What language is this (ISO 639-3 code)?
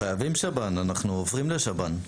heb